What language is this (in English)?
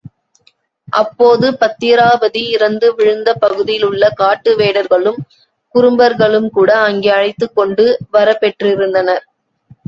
Tamil